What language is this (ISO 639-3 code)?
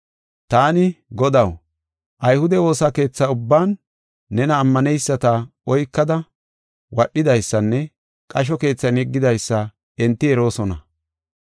gof